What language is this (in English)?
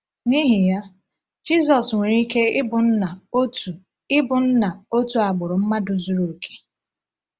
Igbo